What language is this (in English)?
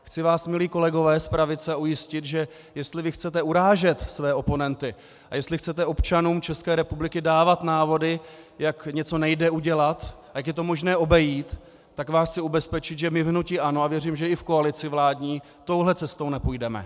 Czech